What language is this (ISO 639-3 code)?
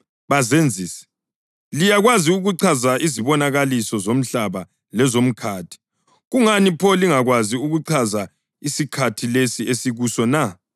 nde